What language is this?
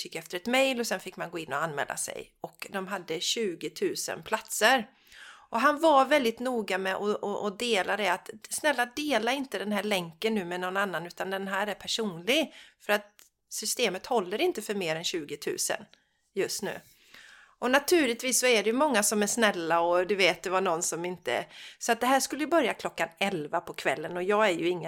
Swedish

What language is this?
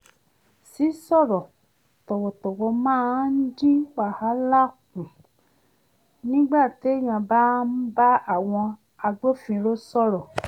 Yoruba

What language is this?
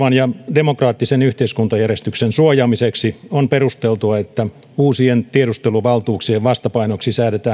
Finnish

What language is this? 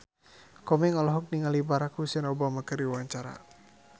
Sundanese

